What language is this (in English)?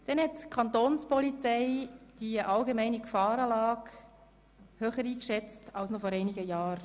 Swiss German